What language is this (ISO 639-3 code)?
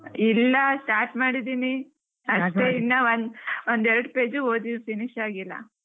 kan